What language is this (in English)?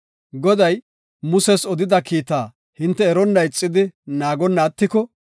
Gofa